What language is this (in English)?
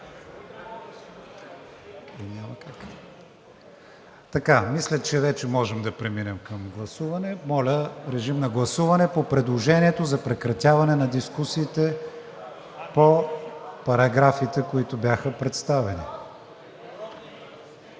Bulgarian